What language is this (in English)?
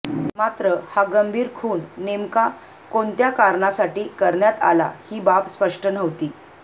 Marathi